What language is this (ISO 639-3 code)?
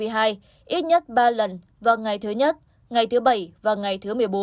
vie